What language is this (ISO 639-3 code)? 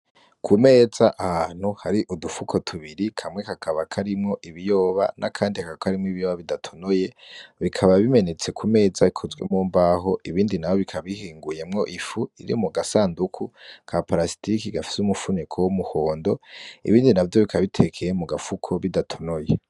run